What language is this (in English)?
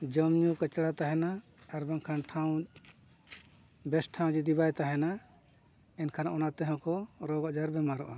Santali